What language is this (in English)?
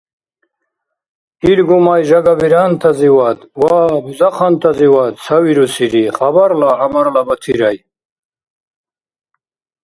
Dargwa